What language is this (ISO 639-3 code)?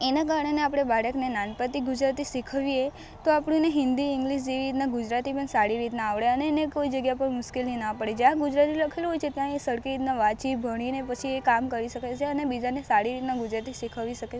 guj